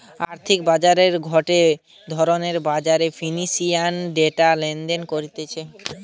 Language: Bangla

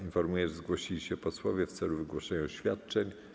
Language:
Polish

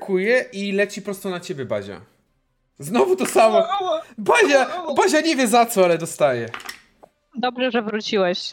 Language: Polish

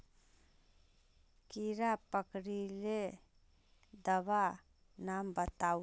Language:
Magahi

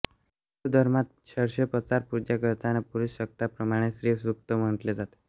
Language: Marathi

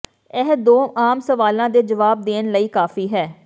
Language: Punjabi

